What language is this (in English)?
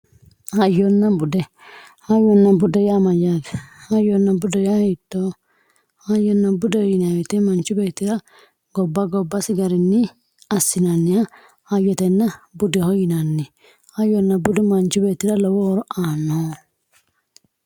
Sidamo